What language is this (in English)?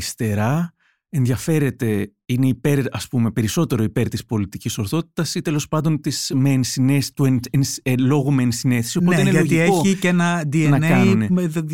Greek